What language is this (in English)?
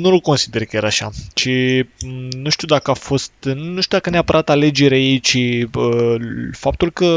Romanian